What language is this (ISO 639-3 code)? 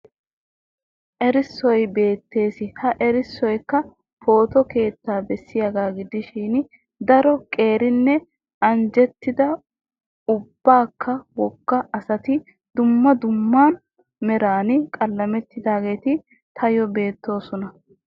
wal